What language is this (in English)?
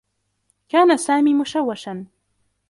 Arabic